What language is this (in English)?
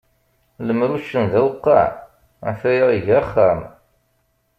Kabyle